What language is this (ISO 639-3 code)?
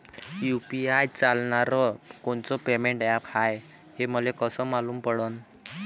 mar